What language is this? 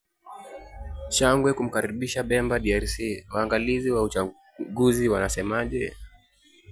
Kalenjin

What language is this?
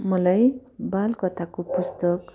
Nepali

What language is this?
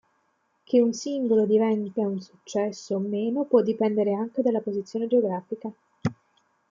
Italian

